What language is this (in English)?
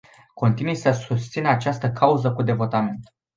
Romanian